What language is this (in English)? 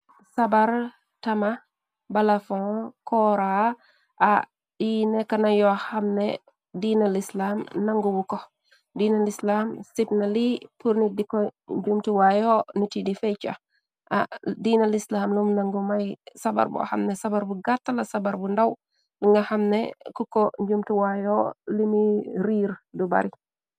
Wolof